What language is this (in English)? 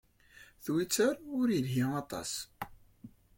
Kabyle